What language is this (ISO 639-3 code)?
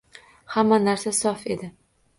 uzb